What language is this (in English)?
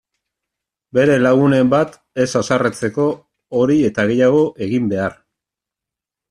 Basque